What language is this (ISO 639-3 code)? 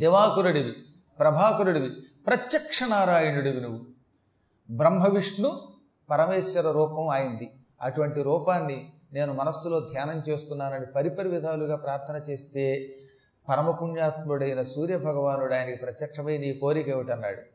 tel